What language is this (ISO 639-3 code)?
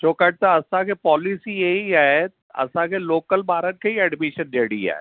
snd